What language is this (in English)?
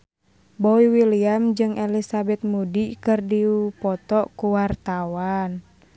Sundanese